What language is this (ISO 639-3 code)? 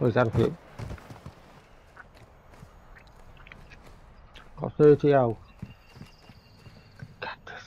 eng